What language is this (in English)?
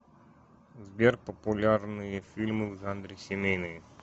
Russian